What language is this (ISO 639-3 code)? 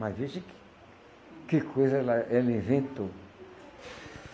por